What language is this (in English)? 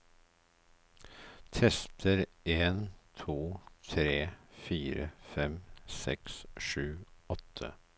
Norwegian